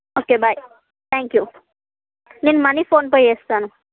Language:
Telugu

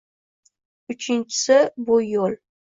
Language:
Uzbek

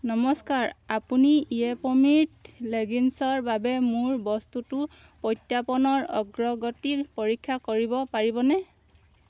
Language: Assamese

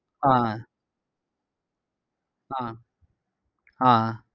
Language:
Tamil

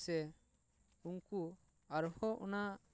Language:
Santali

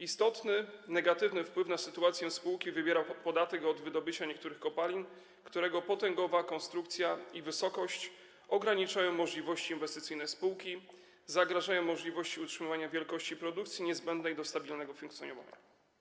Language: Polish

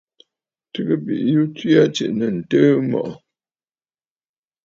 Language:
Bafut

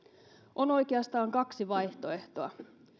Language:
Finnish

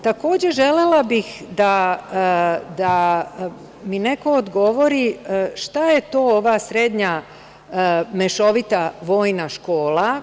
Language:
Serbian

